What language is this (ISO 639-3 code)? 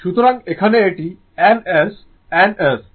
ben